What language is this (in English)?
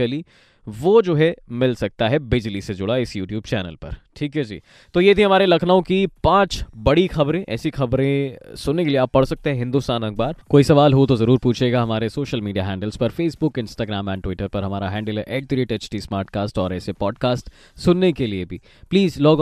Hindi